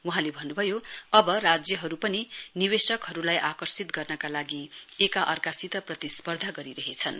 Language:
Nepali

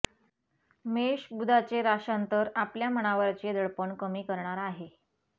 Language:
Marathi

